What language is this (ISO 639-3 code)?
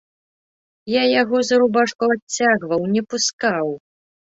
bel